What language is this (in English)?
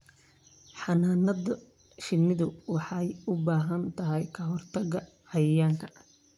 Somali